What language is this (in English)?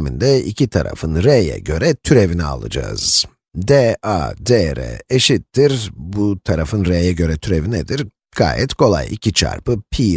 Turkish